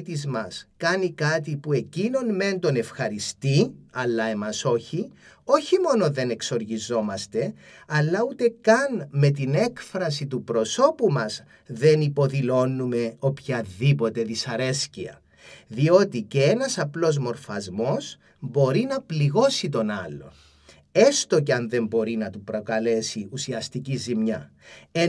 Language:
Greek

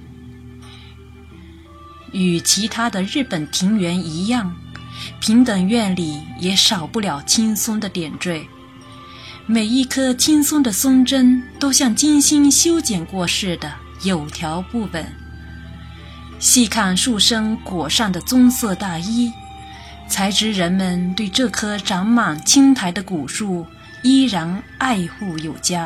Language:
Chinese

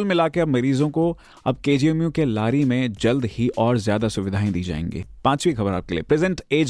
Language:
Hindi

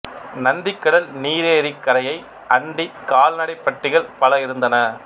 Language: Tamil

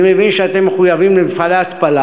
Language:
Hebrew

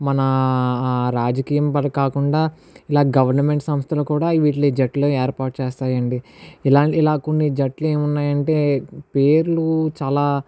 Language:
Telugu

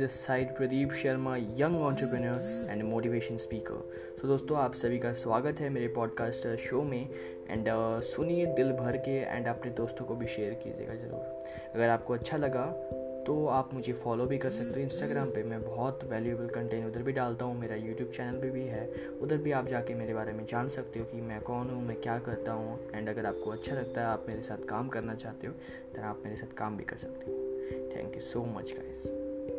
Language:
Hindi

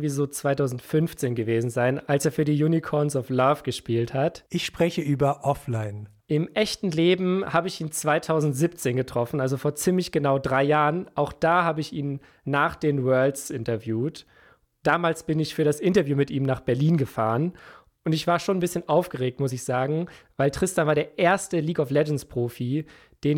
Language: German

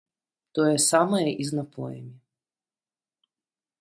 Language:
Belarusian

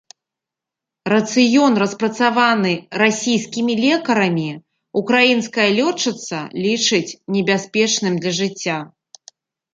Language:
Belarusian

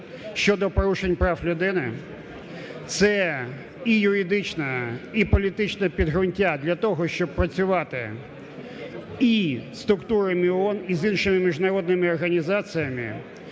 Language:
Ukrainian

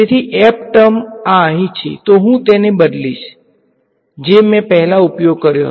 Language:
Gujarati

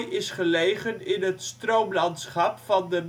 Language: Dutch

